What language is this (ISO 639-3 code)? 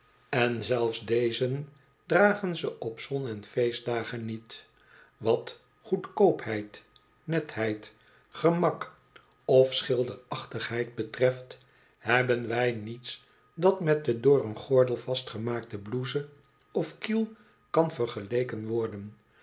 nld